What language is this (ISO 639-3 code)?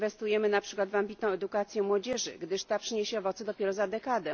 pol